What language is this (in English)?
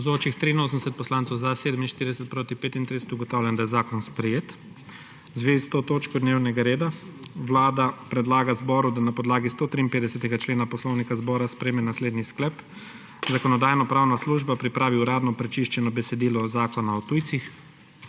Slovenian